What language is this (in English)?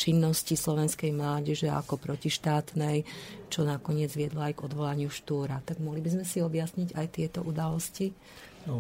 Slovak